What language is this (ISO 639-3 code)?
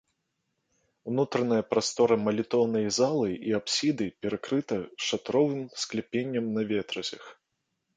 bel